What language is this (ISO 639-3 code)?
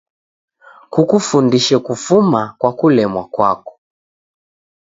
dav